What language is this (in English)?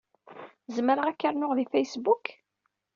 Kabyle